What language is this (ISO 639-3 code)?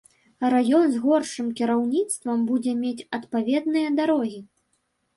bel